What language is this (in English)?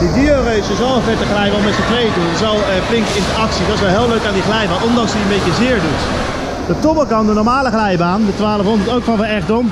Dutch